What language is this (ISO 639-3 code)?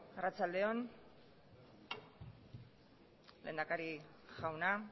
eus